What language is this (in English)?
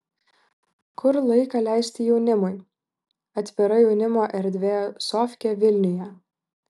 Lithuanian